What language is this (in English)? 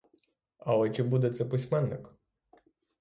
Ukrainian